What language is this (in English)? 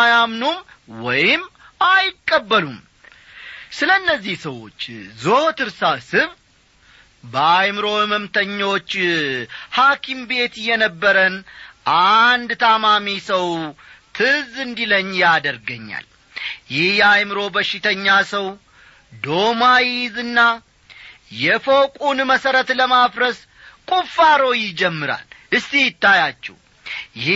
Amharic